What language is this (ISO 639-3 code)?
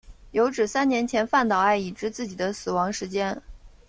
zho